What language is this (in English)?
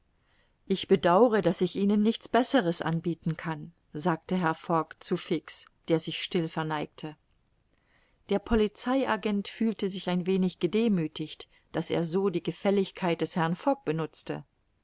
German